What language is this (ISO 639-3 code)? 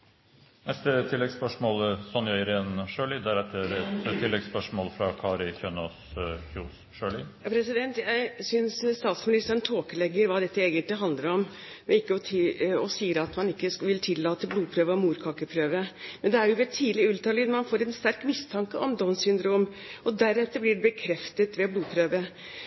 nor